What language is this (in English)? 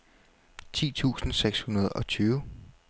Danish